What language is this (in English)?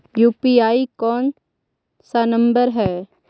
Magahi